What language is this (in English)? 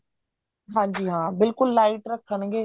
Punjabi